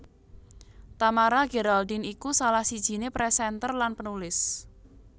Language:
Javanese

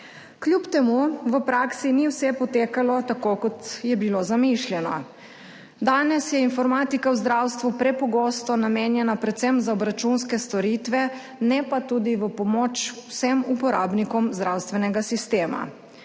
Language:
Slovenian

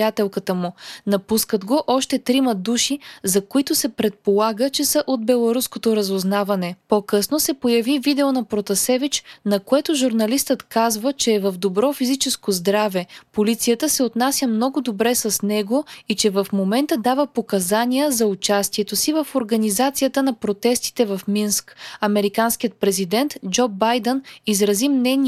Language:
Bulgarian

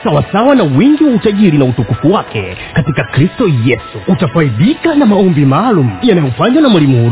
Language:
Swahili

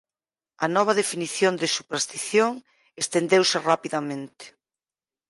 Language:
Galician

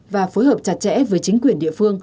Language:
Vietnamese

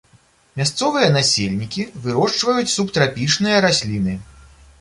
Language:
Belarusian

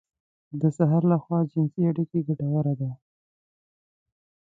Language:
Pashto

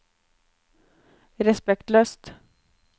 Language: Norwegian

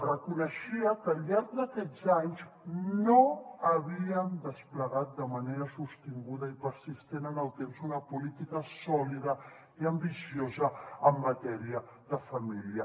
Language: Catalan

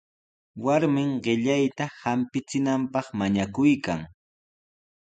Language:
Sihuas Ancash Quechua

